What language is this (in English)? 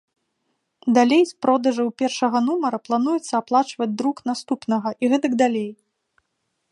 Belarusian